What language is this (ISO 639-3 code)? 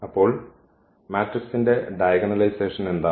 mal